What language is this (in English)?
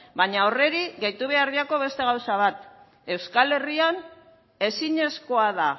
Basque